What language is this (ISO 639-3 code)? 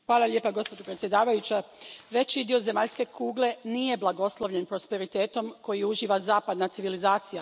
hrv